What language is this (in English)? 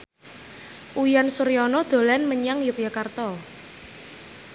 Javanese